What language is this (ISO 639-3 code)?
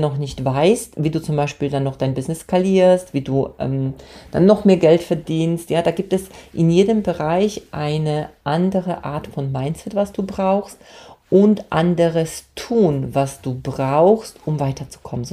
deu